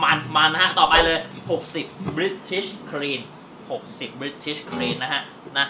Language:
Thai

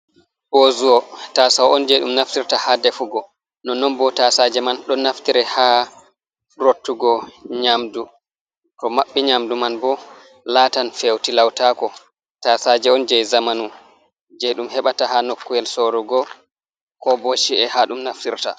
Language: Fula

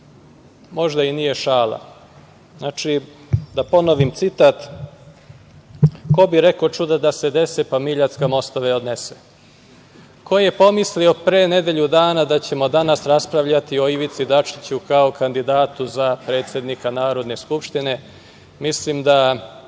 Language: Serbian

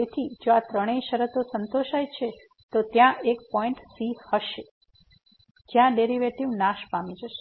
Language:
Gujarati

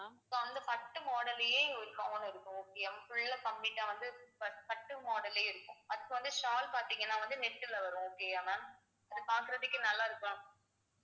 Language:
Tamil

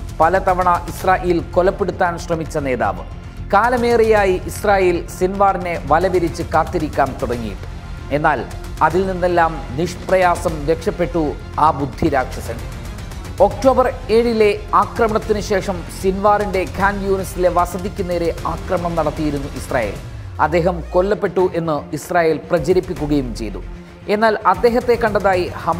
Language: Malayalam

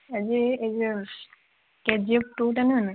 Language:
Odia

